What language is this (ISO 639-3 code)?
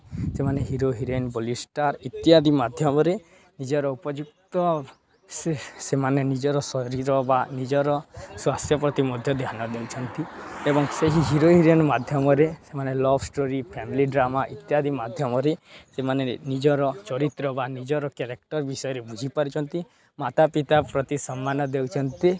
ori